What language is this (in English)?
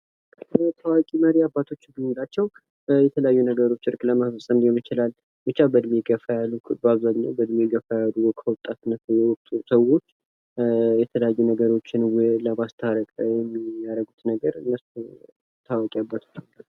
Amharic